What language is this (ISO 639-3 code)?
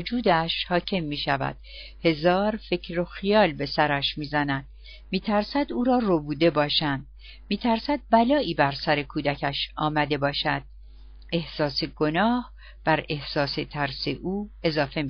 fas